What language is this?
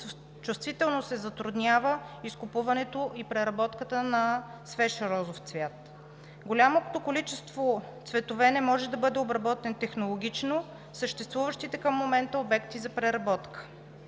Bulgarian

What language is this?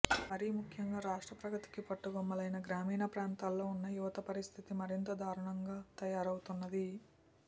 Telugu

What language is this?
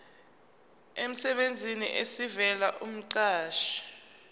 Zulu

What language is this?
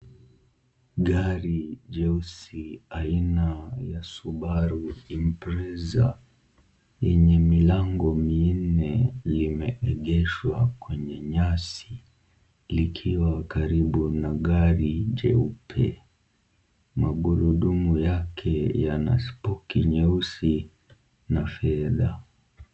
Swahili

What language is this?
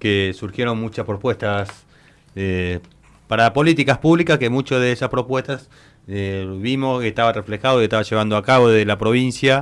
Spanish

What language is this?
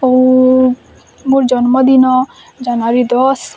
Odia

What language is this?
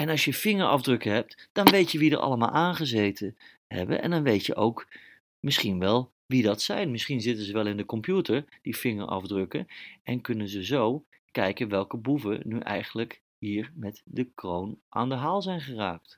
Dutch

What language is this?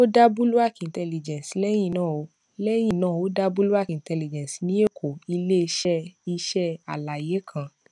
Yoruba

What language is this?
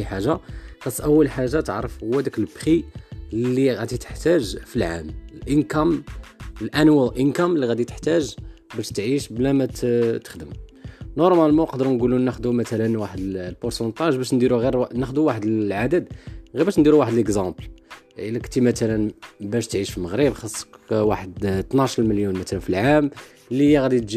Arabic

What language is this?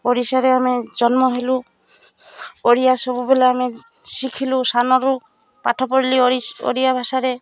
Odia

